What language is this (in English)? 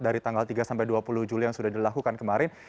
Indonesian